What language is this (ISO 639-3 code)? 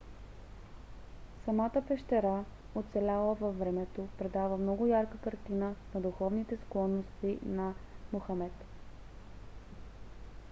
bul